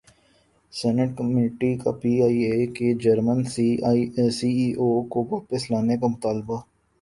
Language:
Urdu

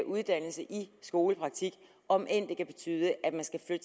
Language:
Danish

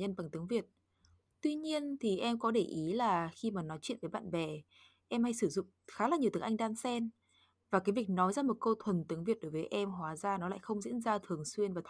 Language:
Vietnamese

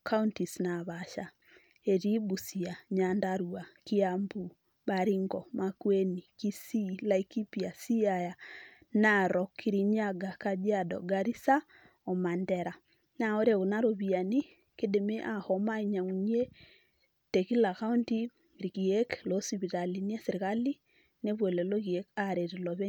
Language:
Masai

